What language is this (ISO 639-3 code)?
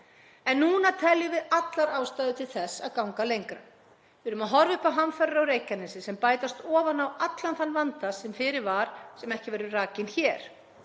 isl